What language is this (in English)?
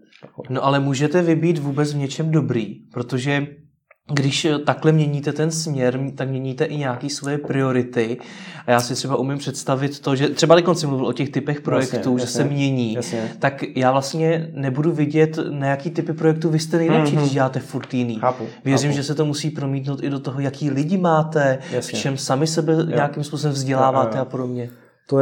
Czech